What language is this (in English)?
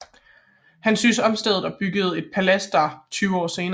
Danish